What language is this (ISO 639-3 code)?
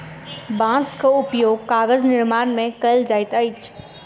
mai